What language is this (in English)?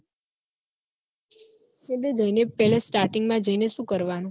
Gujarati